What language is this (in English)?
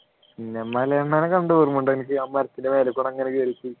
Malayalam